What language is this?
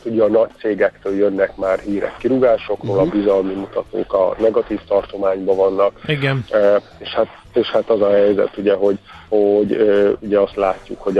Hungarian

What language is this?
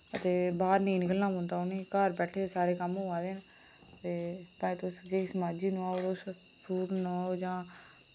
Dogri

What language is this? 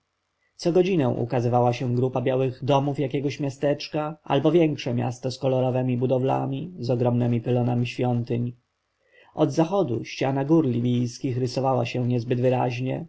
Polish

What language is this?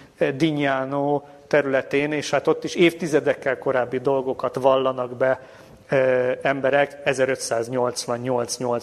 Hungarian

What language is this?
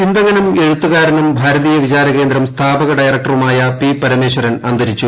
Malayalam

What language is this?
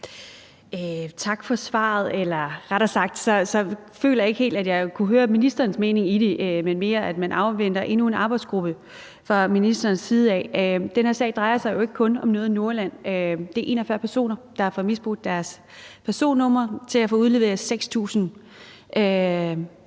Danish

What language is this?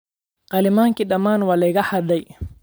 Somali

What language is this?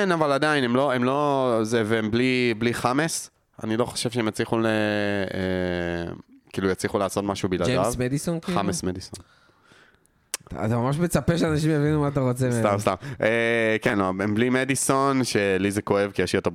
Hebrew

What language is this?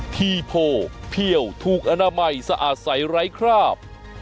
Thai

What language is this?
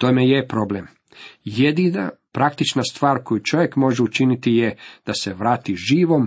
Croatian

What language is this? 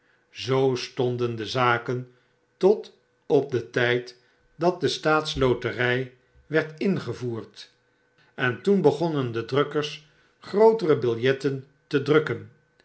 Dutch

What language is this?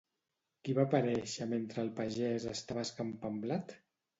Catalan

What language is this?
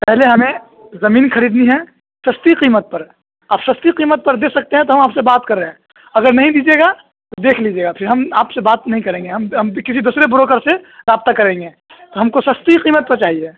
Urdu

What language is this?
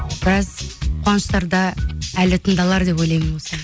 Kazakh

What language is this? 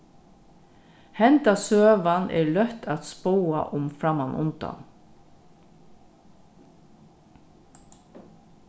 Faroese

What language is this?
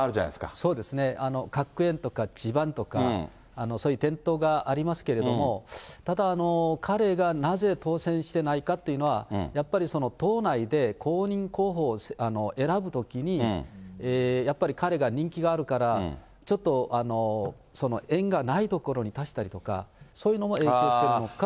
Japanese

